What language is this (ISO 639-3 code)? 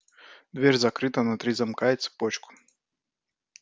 rus